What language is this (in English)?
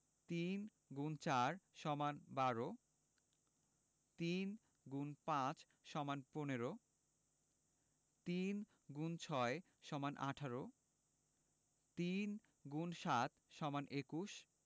Bangla